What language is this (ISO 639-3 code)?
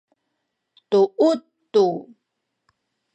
szy